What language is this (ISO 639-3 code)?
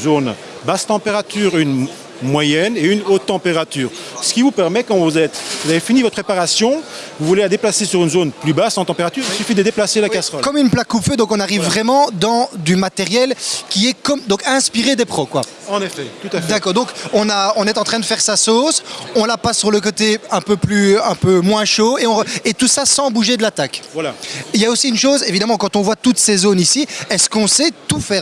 fra